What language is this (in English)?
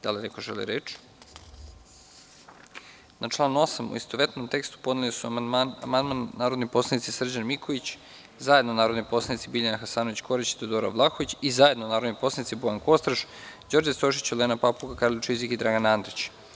Serbian